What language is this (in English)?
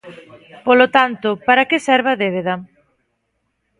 Galician